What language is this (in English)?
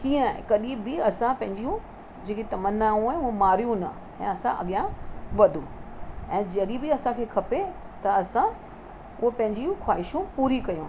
Sindhi